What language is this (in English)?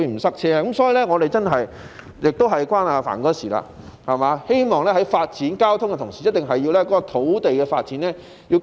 Cantonese